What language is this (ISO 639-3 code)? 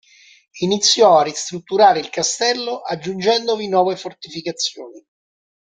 ita